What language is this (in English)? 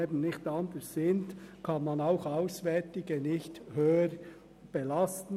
Swiss German